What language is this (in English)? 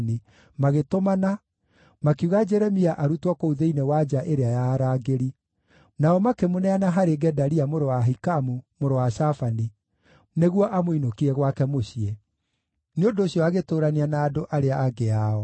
Kikuyu